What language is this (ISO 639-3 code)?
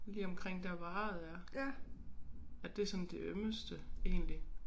dan